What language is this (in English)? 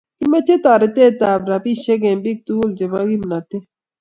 Kalenjin